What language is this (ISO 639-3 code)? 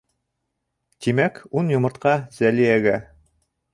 bak